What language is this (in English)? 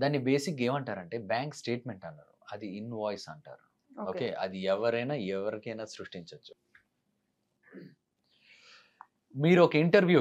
Telugu